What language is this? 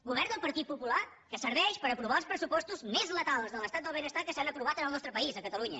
Catalan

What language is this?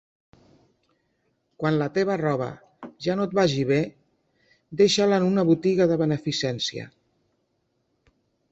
Catalan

